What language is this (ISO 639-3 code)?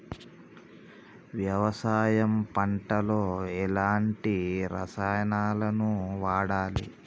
tel